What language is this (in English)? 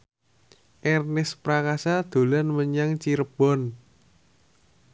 Javanese